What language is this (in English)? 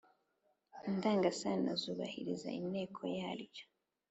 Kinyarwanda